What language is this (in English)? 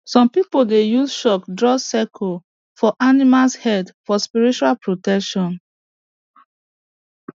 Nigerian Pidgin